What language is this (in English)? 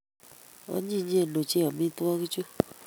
Kalenjin